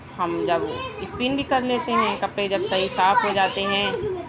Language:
Urdu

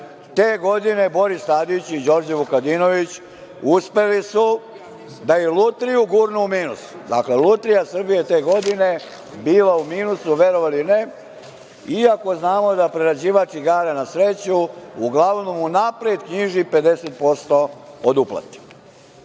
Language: Serbian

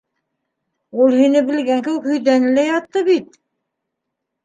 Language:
Bashkir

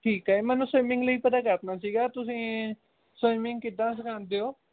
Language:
Punjabi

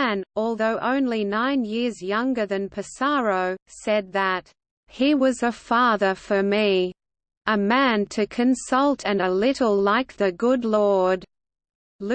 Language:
English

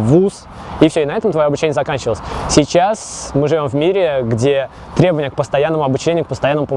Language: Russian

